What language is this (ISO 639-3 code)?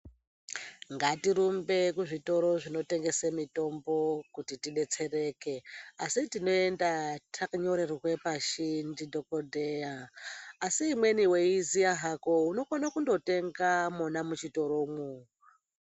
ndc